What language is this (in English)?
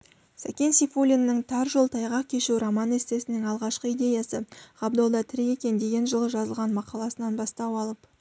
Kazakh